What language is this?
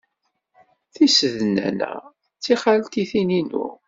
Kabyle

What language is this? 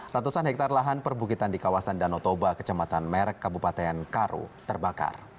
Indonesian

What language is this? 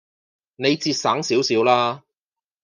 Cantonese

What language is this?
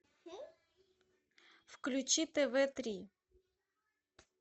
Russian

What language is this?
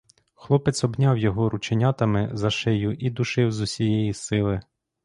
Ukrainian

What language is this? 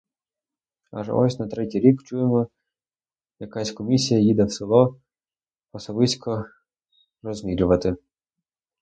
Ukrainian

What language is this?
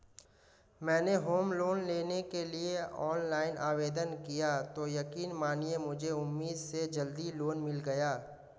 Hindi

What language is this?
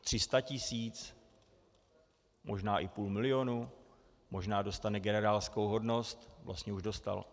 Czech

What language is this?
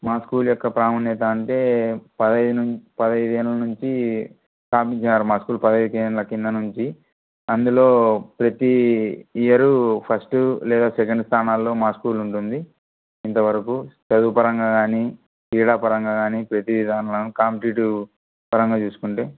Telugu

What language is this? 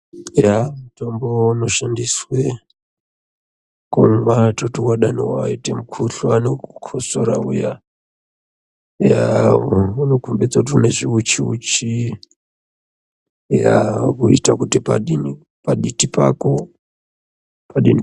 Ndau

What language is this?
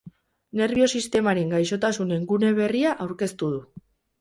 Basque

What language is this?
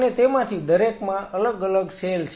Gujarati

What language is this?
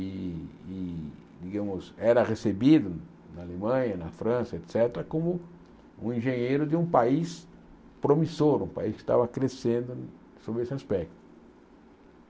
Portuguese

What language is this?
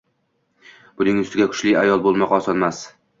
Uzbek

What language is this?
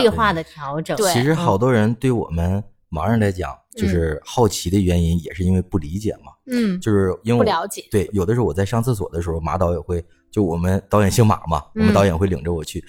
Chinese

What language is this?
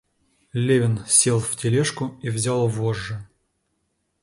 Russian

